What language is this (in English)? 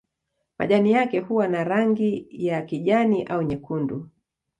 Swahili